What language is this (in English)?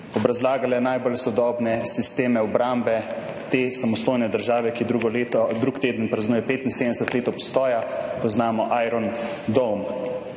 Slovenian